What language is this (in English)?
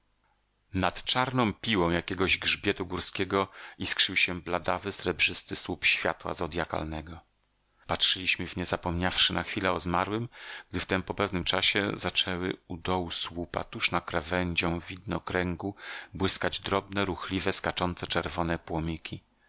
Polish